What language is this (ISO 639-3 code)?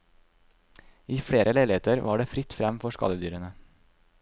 nor